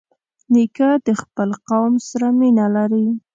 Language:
Pashto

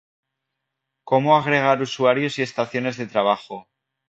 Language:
Spanish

